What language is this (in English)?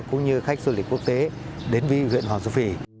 Vietnamese